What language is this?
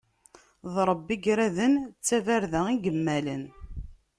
Kabyle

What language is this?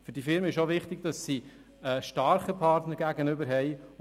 Swiss German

